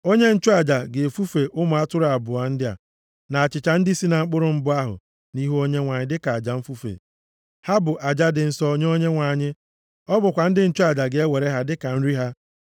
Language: Igbo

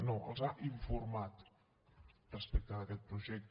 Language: Catalan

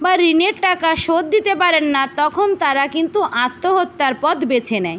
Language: Bangla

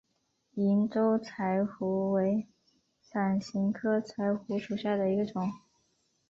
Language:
Chinese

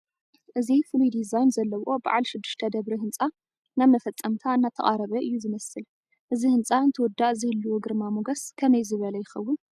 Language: Tigrinya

